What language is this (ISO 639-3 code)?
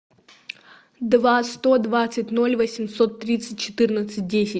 rus